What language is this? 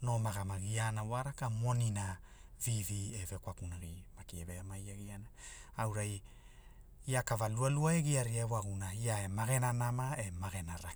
Hula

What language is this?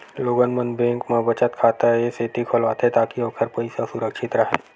Chhattisgarhi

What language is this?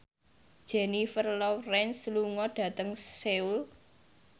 Javanese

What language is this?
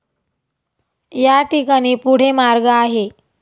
Marathi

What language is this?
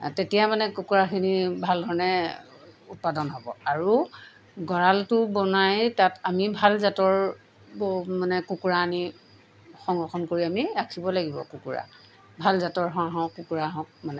Assamese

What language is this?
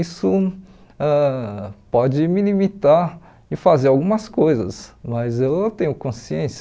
Portuguese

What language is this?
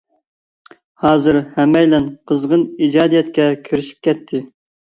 Uyghur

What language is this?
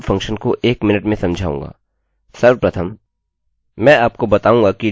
Hindi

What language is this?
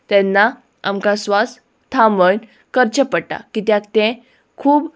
Konkani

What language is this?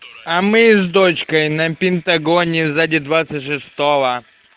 Russian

